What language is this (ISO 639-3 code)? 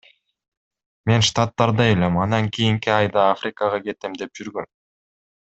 kir